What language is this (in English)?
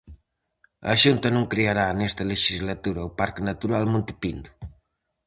Galician